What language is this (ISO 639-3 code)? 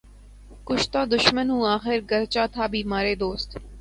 urd